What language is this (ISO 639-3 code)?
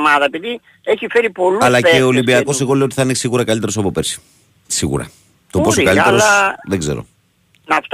ell